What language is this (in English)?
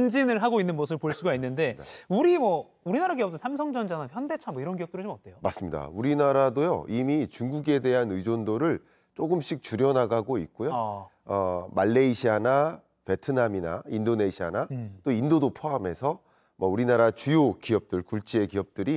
Korean